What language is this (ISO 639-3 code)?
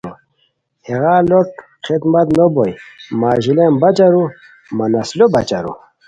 khw